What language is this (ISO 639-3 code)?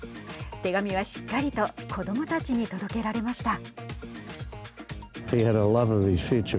jpn